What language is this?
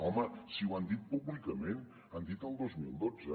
Catalan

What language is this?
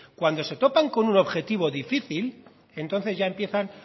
Spanish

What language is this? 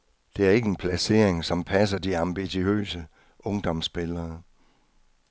Danish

